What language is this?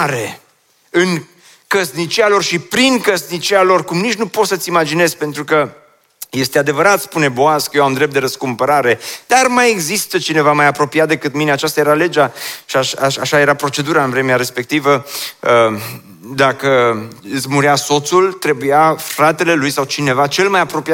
Romanian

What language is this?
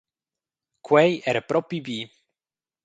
Romansh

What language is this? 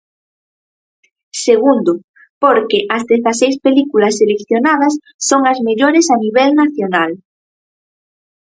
Galician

